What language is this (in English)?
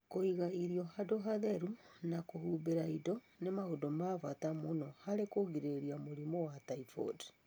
Kikuyu